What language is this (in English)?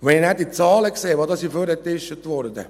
Swiss German